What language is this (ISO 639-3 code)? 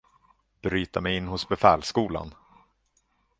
swe